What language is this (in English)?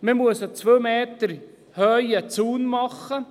Swiss German